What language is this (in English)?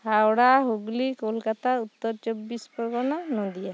Santali